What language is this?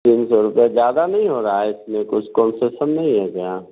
Hindi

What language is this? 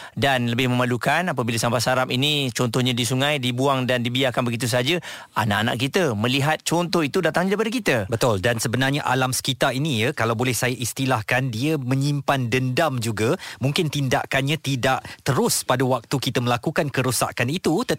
Malay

